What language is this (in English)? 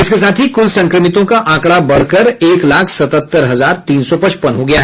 Hindi